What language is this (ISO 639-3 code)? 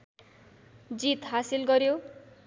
nep